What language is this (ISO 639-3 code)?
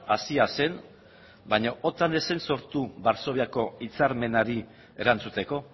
eus